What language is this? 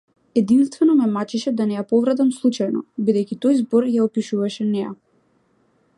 Macedonian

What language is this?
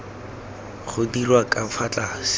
Tswana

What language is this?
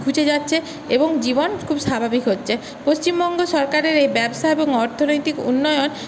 Bangla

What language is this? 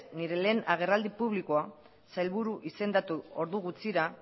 Basque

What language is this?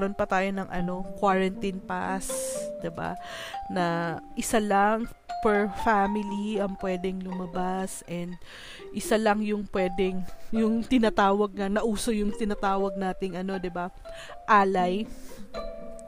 Filipino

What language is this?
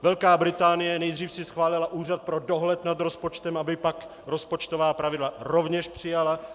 Czech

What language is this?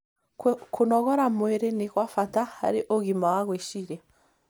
Kikuyu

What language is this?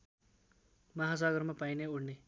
Nepali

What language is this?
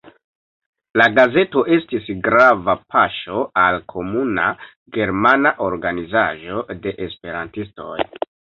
Esperanto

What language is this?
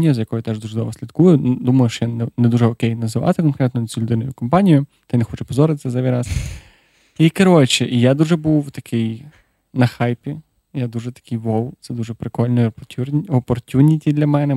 Ukrainian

